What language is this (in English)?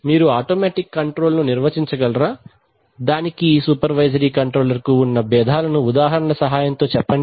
Telugu